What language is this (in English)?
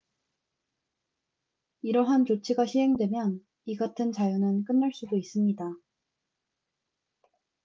Korean